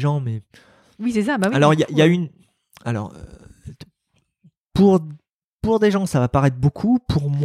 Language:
French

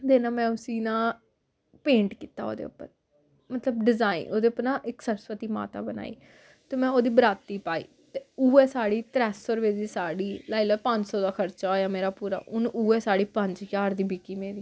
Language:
Dogri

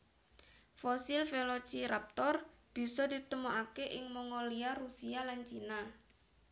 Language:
Javanese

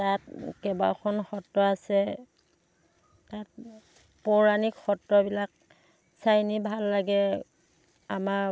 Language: Assamese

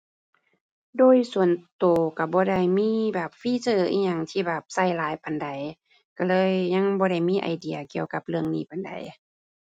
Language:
Thai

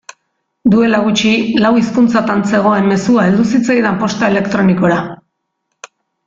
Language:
Basque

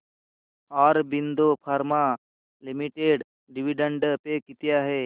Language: Marathi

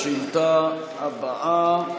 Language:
Hebrew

